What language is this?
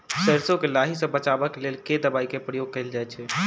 Maithili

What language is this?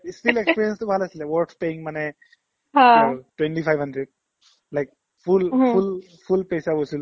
Assamese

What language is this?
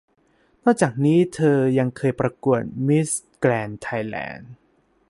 Thai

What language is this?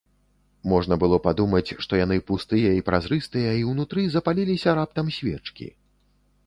Belarusian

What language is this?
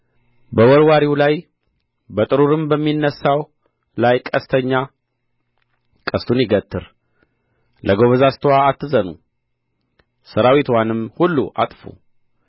Amharic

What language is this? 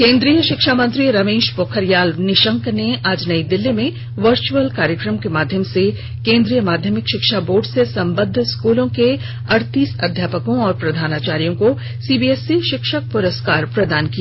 Hindi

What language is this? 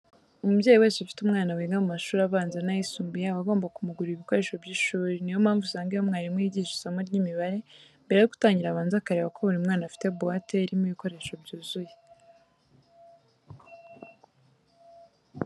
Kinyarwanda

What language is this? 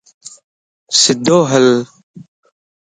Lasi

